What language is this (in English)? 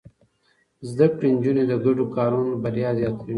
Pashto